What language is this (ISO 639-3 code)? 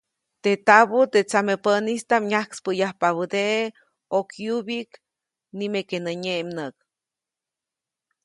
zoc